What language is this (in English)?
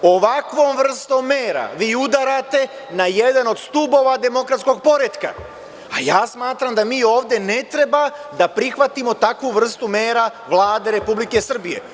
Serbian